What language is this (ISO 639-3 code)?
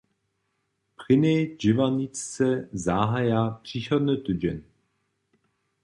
hsb